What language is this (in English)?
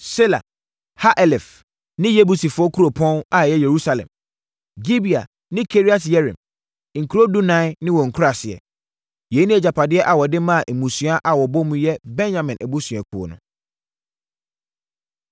Akan